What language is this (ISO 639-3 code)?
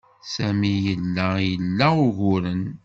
kab